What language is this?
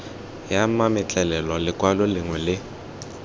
Tswana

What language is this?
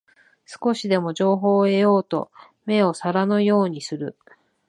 Japanese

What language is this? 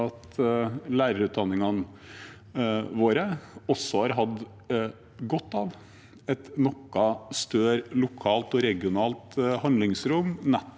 Norwegian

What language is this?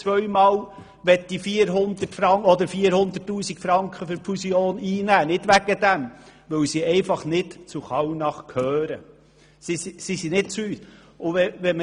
Swiss German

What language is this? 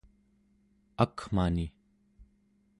Central Yupik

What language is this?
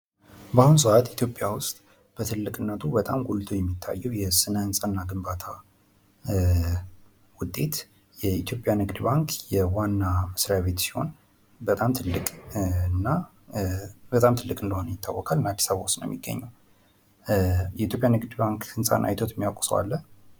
Amharic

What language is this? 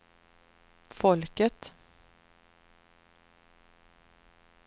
Swedish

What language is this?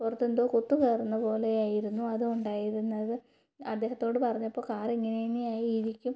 Malayalam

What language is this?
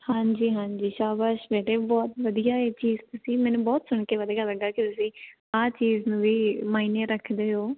Punjabi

